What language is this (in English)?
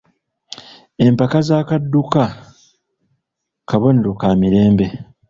Ganda